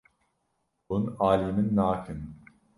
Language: Kurdish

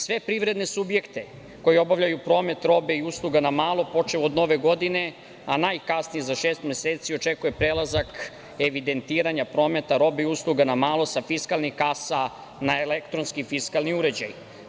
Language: Serbian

